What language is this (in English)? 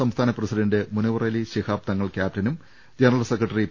Malayalam